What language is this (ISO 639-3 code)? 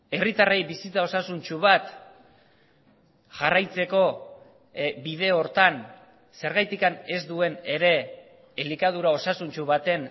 eus